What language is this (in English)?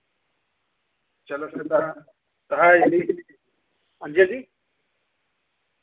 Dogri